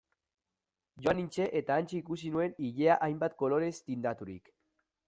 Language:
Basque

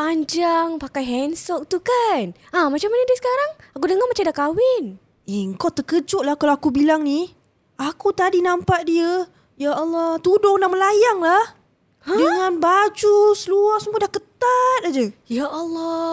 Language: Malay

